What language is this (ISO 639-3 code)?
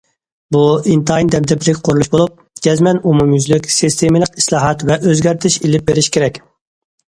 uig